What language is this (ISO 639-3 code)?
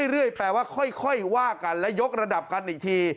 tha